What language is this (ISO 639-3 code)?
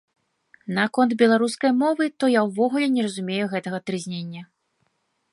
bel